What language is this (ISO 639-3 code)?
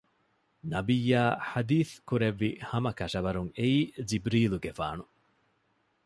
div